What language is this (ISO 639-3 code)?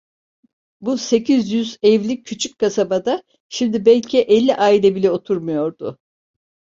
tur